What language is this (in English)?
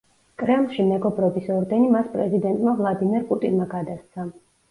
Georgian